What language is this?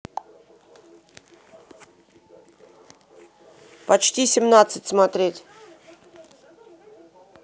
Russian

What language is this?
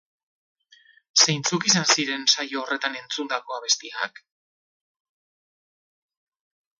Basque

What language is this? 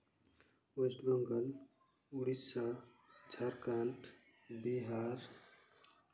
Santali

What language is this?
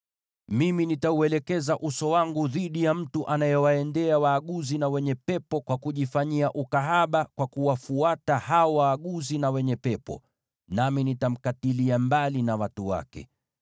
Swahili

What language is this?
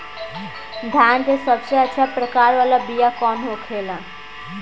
Bhojpuri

